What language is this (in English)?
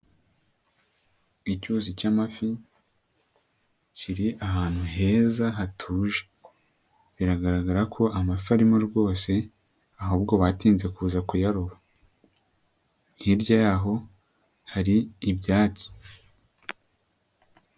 Kinyarwanda